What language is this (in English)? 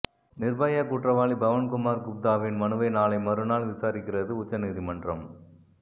Tamil